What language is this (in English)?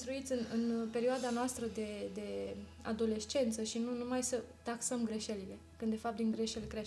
Romanian